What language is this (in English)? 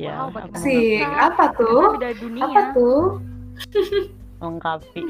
Indonesian